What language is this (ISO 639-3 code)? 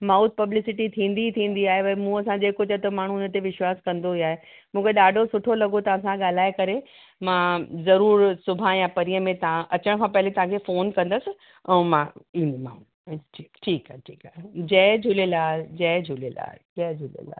snd